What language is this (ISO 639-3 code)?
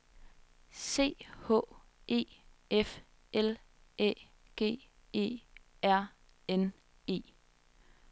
dan